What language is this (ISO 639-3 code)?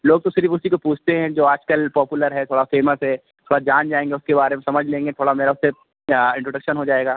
urd